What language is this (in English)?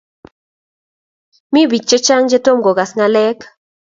Kalenjin